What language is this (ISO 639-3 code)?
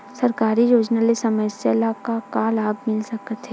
hne